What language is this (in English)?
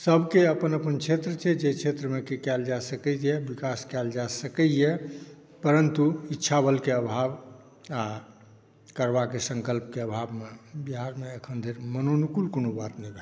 Maithili